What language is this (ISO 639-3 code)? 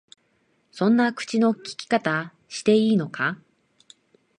jpn